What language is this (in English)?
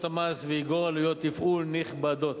Hebrew